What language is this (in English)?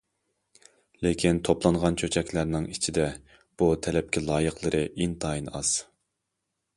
Uyghur